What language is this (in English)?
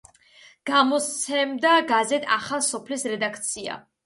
Georgian